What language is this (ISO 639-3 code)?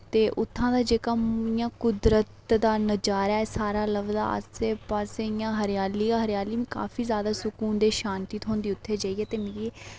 doi